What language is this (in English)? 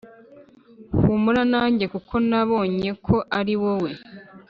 Kinyarwanda